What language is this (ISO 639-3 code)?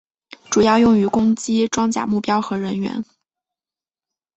zho